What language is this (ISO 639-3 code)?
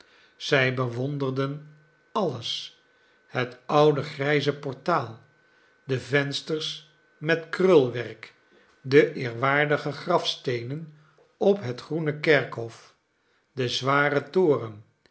nld